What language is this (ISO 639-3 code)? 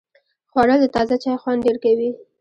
pus